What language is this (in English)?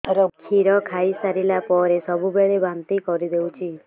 Odia